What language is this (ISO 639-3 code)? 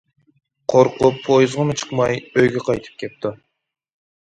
uig